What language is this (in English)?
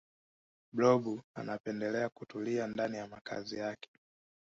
Swahili